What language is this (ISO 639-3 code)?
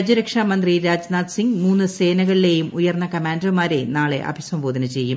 mal